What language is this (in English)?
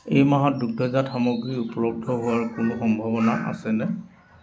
Assamese